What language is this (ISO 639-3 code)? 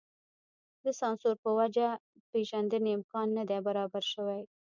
pus